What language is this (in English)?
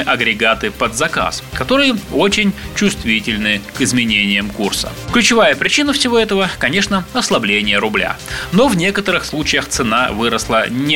Russian